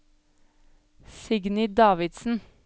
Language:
Norwegian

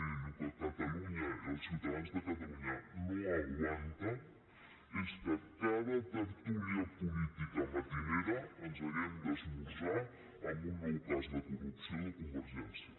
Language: Catalan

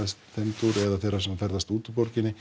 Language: Icelandic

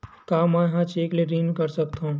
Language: Chhattisgarhi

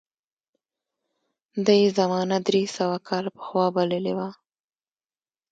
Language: Pashto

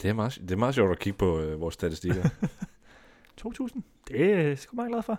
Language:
Danish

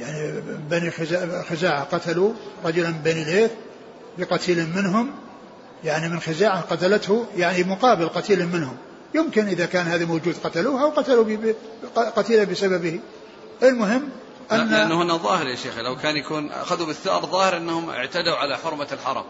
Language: Arabic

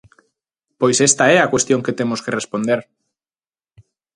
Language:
Galician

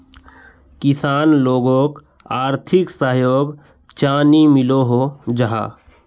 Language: Magahi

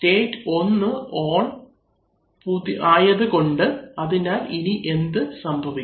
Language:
Malayalam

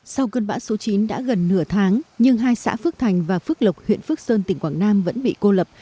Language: Vietnamese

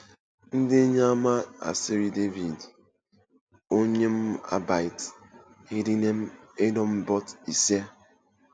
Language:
Igbo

